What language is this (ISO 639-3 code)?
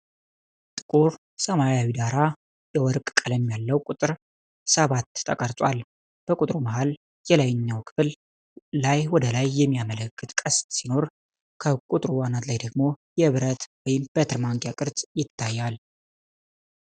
amh